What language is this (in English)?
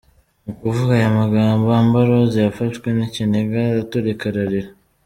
Kinyarwanda